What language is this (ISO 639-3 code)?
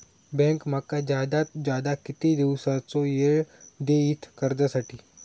mar